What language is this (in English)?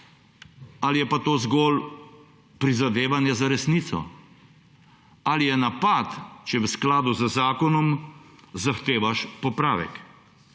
Slovenian